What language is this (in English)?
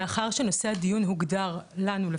Hebrew